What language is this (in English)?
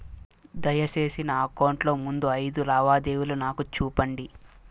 Telugu